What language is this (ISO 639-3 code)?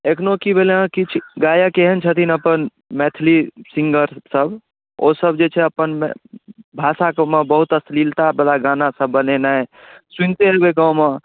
mai